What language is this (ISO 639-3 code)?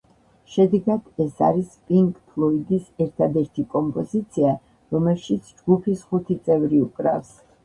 kat